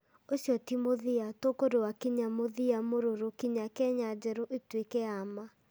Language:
Kikuyu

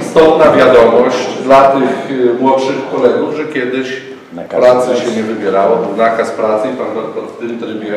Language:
Polish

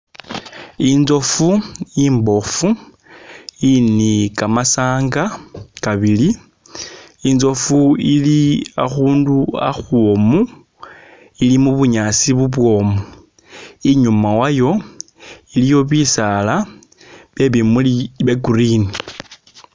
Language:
Masaaba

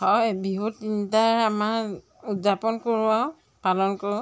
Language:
Assamese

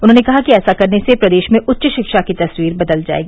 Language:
Hindi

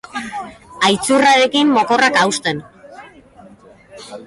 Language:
Basque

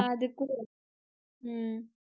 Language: Tamil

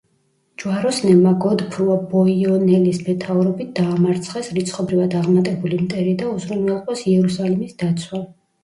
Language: Georgian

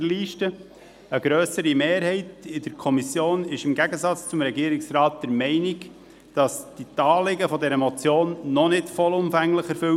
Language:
Swiss German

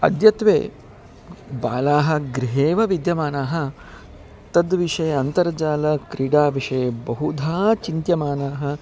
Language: Sanskrit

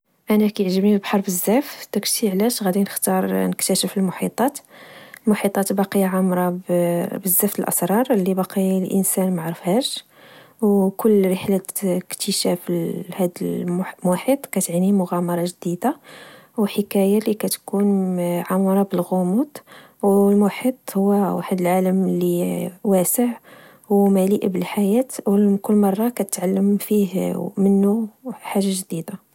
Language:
Moroccan Arabic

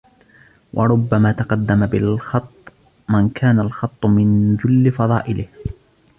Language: Arabic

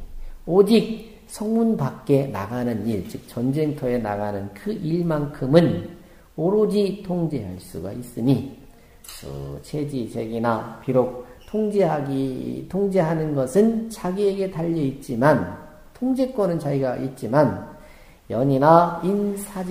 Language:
Korean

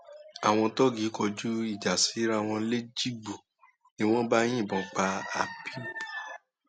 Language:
Yoruba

